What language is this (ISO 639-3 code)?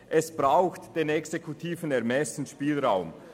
gsw